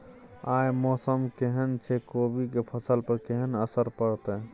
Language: Maithili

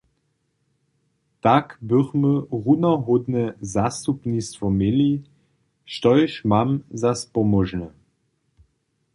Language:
Upper Sorbian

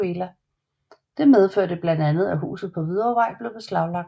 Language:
Danish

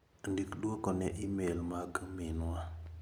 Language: Luo (Kenya and Tanzania)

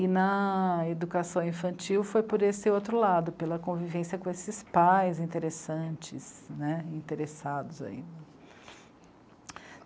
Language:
Portuguese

